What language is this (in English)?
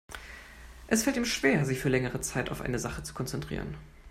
German